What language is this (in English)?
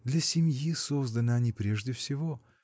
Russian